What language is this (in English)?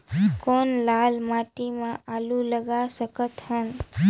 Chhattisgarhi